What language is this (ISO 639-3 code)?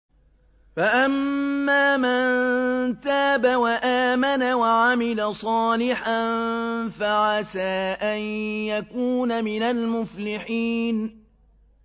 ara